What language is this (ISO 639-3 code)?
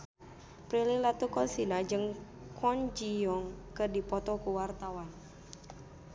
sun